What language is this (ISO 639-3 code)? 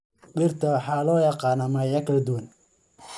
som